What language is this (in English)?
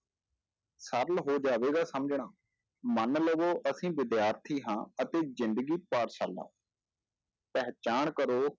Punjabi